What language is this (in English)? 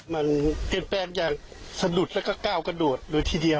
Thai